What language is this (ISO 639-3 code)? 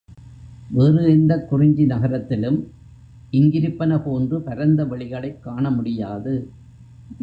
tam